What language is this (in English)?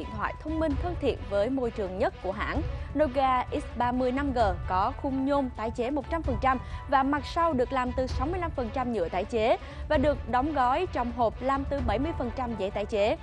Vietnamese